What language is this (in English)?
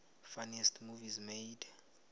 South Ndebele